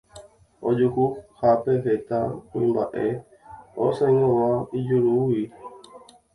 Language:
Guarani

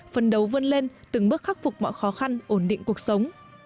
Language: Vietnamese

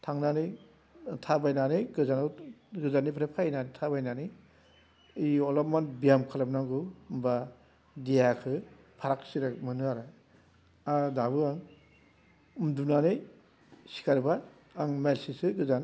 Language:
Bodo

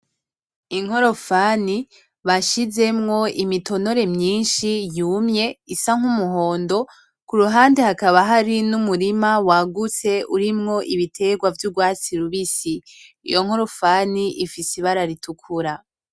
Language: Rundi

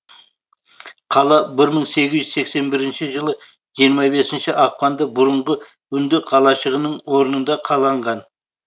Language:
Kazakh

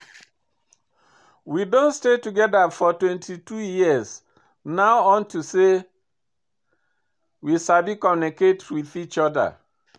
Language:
Nigerian Pidgin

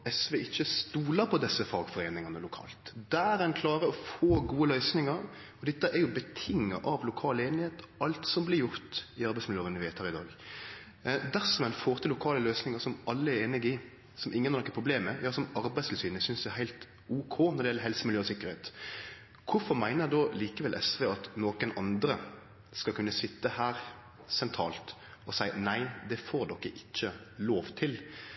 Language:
Norwegian Nynorsk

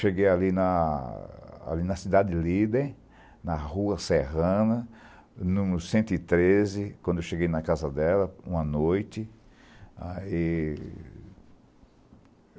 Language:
Portuguese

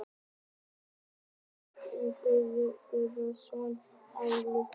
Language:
Icelandic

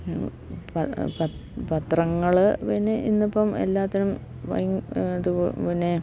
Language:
Malayalam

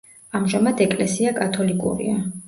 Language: Georgian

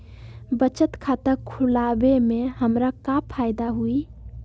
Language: Magahi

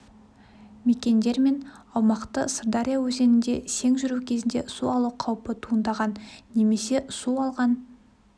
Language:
Kazakh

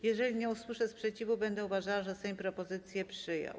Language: Polish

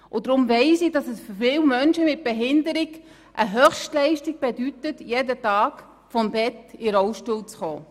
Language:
Swiss German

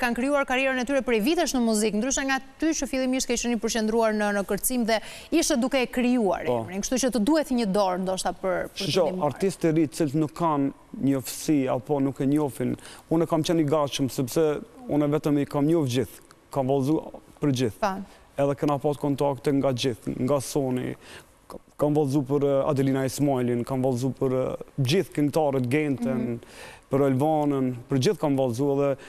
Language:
Romanian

